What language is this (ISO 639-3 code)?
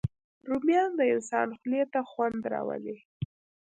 pus